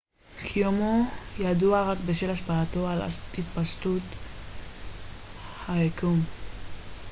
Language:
Hebrew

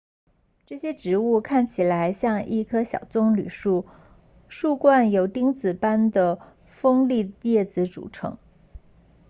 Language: Chinese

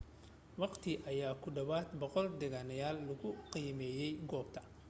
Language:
Somali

